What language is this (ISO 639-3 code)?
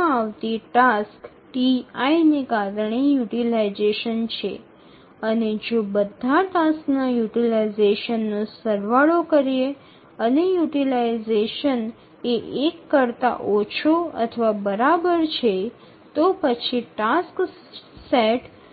guj